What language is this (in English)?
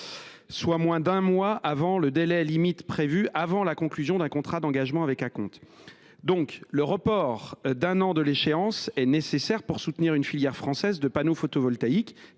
French